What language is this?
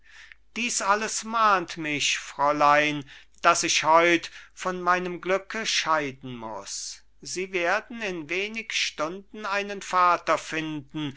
German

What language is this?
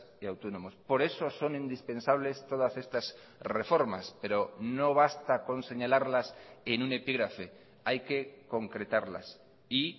Spanish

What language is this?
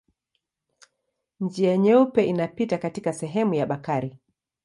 Swahili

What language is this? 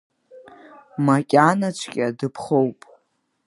Abkhazian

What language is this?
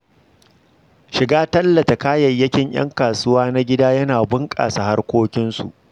Hausa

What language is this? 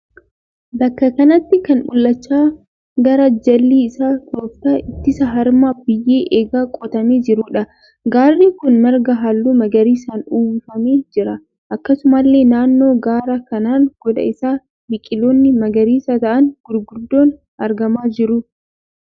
Oromo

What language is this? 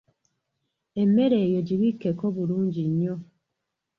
Ganda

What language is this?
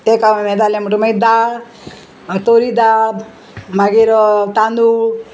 Konkani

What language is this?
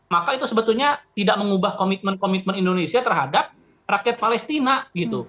Indonesian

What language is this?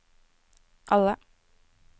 Norwegian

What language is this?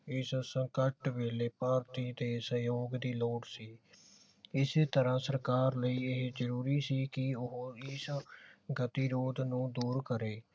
Punjabi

